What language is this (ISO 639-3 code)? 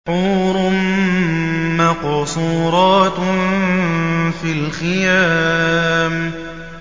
ara